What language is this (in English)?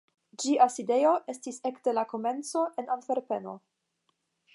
Esperanto